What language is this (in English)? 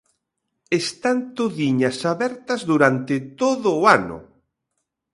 Galician